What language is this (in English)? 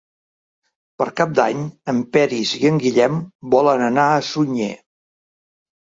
Catalan